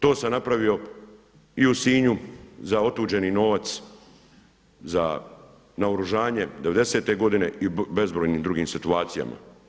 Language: Croatian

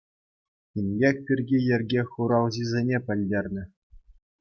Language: Chuvash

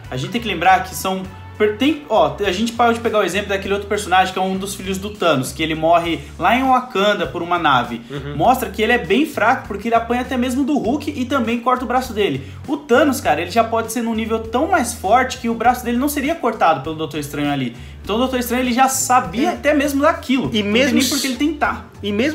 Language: Portuguese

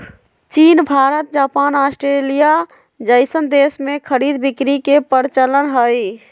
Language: Magahi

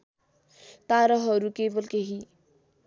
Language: Nepali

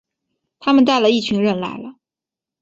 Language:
Chinese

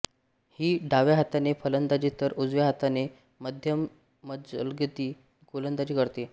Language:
Marathi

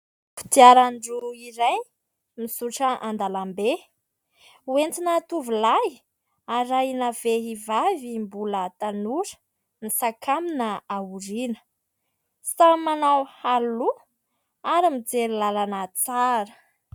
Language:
Malagasy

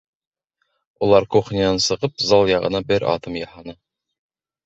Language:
Bashkir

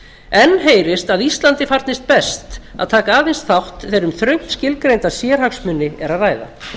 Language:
Icelandic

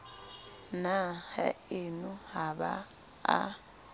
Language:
Southern Sotho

